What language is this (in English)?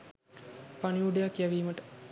Sinhala